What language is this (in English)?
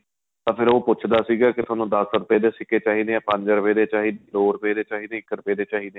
Punjabi